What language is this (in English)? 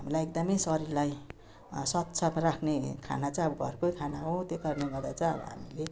Nepali